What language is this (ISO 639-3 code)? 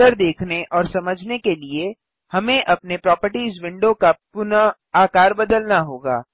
hin